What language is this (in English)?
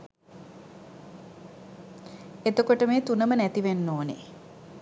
Sinhala